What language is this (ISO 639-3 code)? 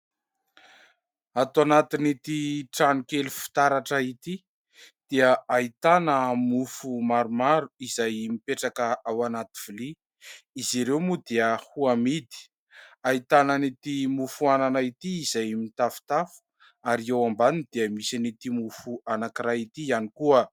mlg